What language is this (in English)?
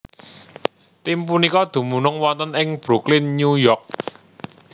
Javanese